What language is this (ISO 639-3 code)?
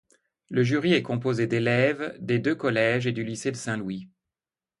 fra